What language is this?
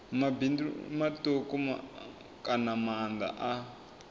Venda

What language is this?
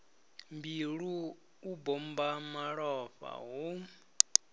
Venda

